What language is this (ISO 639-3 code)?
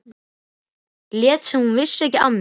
isl